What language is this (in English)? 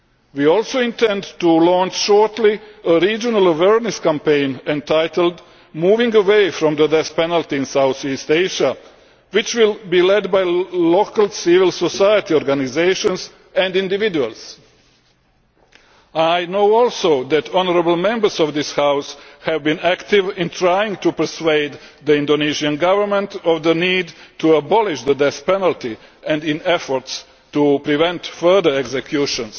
English